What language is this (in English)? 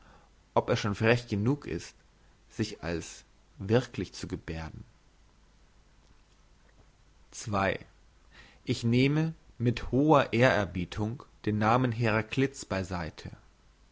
German